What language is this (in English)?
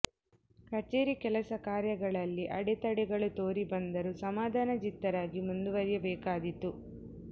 Kannada